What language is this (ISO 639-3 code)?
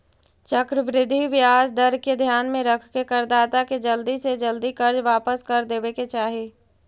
mag